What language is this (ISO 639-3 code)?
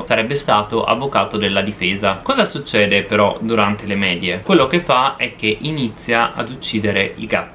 ita